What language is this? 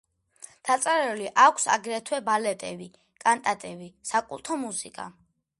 Georgian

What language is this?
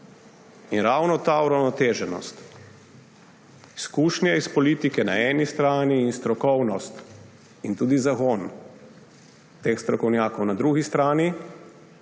Slovenian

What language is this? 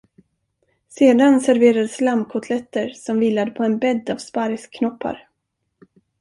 Swedish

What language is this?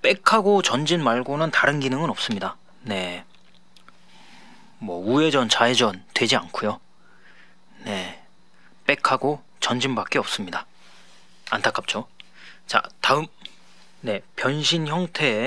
Korean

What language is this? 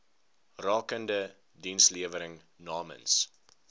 Afrikaans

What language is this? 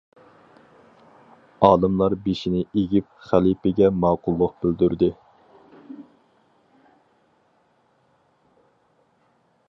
Uyghur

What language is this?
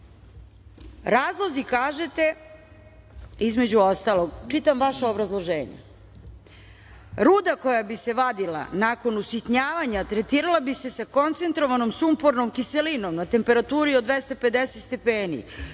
Serbian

